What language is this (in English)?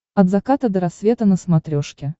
Russian